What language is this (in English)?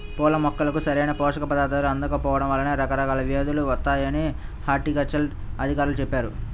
Telugu